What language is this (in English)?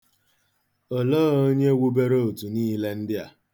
Igbo